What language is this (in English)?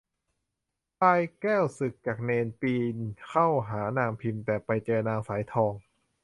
Thai